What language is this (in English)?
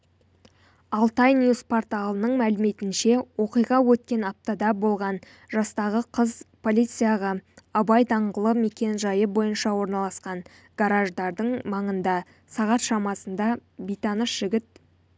Kazakh